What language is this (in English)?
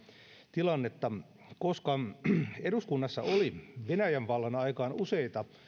Finnish